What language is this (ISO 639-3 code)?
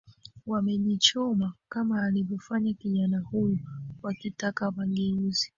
swa